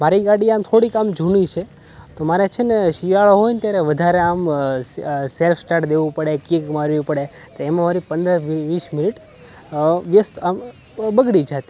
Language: Gujarati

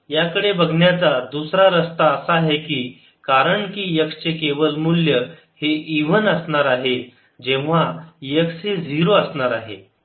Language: Marathi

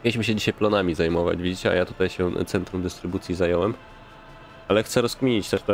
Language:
Polish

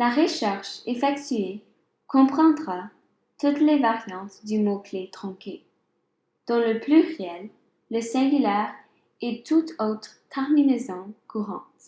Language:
French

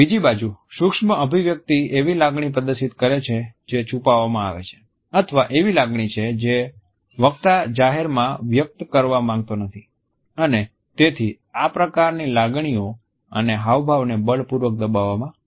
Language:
Gujarati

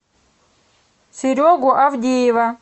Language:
Russian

